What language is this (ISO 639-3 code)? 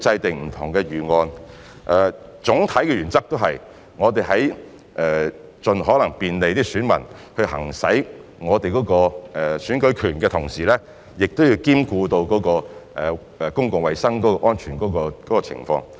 yue